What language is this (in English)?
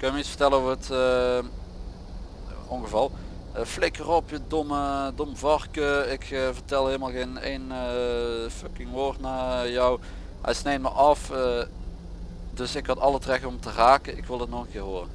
Dutch